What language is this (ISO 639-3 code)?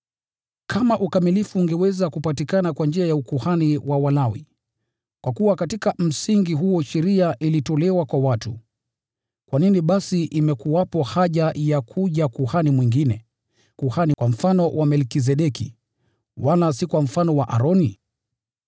swa